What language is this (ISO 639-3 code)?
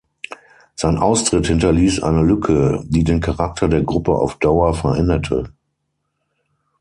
deu